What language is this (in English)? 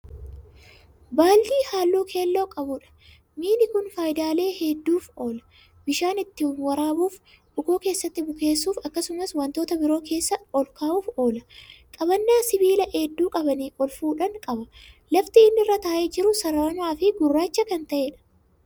Oromo